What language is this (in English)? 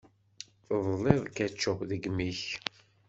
Kabyle